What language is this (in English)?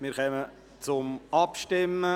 Swiss German